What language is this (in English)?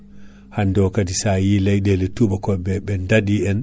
Fula